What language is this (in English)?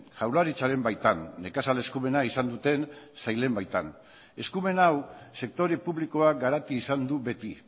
Basque